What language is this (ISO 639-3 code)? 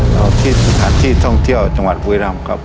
tha